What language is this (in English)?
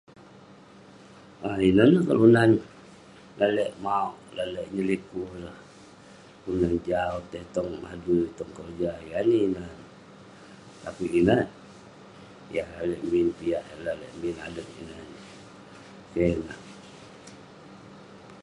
Western Penan